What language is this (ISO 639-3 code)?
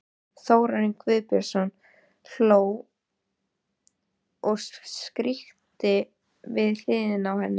isl